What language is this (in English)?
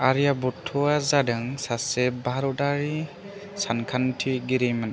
Bodo